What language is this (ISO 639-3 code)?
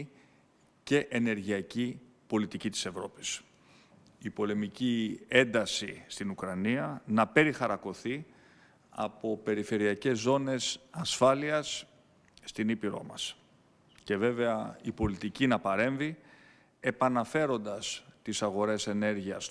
ell